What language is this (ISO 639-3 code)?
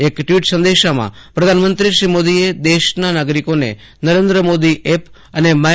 guj